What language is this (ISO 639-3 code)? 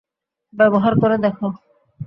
ben